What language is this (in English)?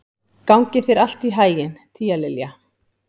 Icelandic